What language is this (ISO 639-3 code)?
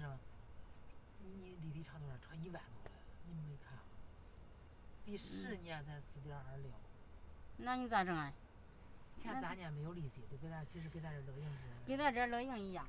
zho